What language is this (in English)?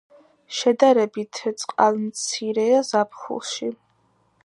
Georgian